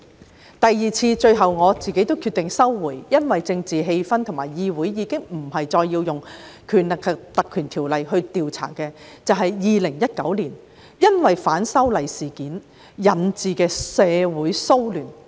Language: Cantonese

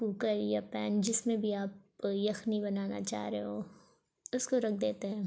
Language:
Urdu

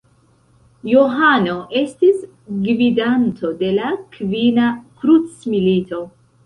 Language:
Esperanto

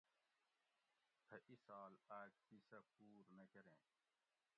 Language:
Gawri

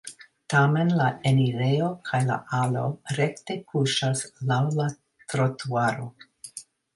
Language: Esperanto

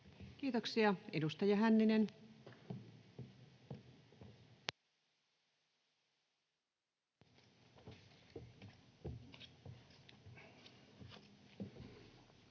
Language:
Finnish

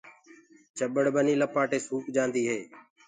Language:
Gurgula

